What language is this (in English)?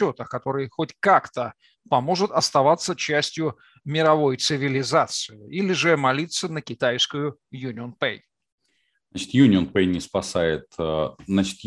Russian